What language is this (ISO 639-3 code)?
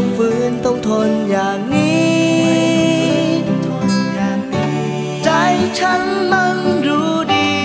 tha